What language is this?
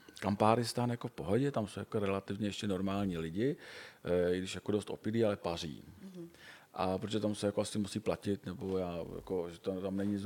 Czech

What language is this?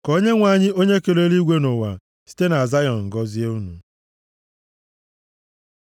Igbo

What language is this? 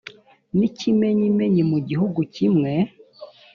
Kinyarwanda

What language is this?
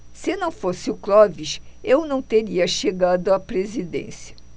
Portuguese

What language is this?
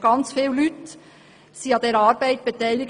Swiss German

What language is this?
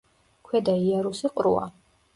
Georgian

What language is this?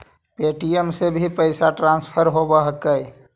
Magahi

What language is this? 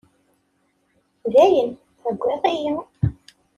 Kabyle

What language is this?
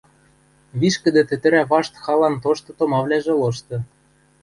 Western Mari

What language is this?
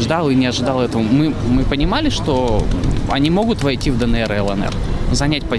Russian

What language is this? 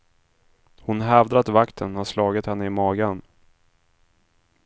Swedish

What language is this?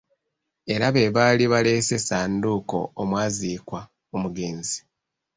Ganda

